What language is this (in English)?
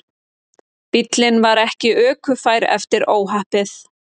Icelandic